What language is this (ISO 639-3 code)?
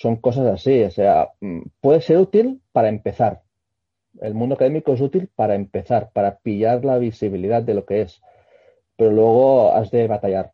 spa